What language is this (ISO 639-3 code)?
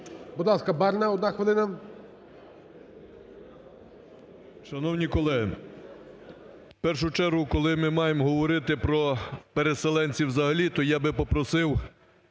ukr